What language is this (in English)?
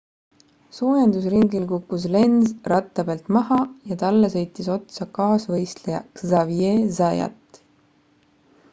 Estonian